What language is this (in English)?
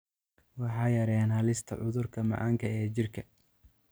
Somali